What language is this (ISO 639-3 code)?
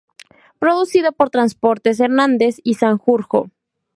spa